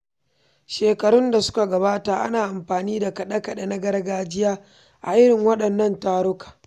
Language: Hausa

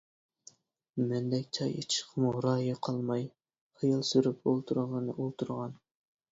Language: Uyghur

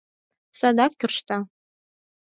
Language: Mari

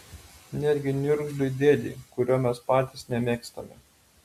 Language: Lithuanian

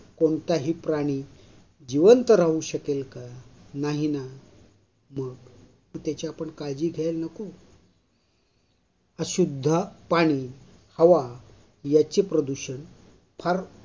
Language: Marathi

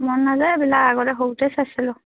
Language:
Assamese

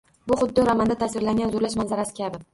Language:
Uzbek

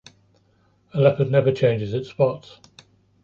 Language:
English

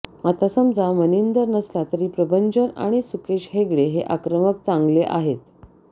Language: Marathi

